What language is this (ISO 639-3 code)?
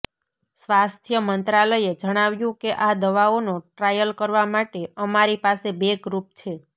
guj